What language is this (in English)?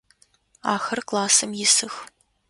Adyghe